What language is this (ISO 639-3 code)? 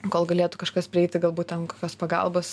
lit